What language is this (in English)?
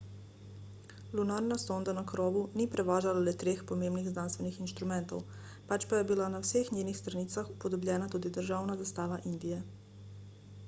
Slovenian